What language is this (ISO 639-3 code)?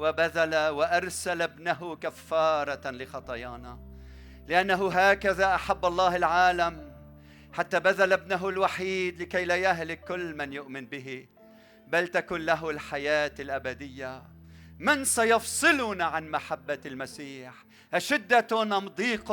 ara